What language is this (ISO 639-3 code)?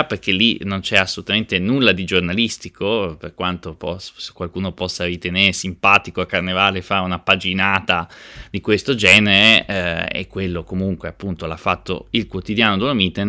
ita